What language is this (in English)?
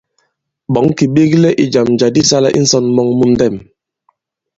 Bankon